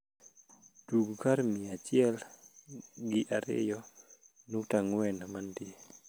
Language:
Luo (Kenya and Tanzania)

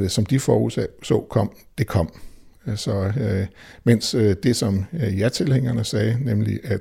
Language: Danish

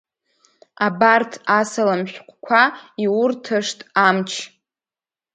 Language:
Abkhazian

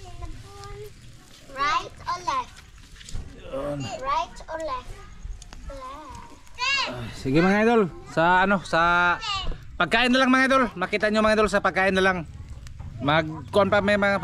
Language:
Filipino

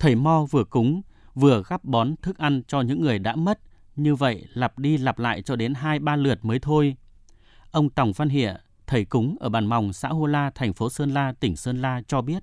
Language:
Vietnamese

